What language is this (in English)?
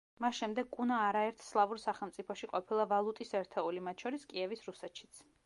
Georgian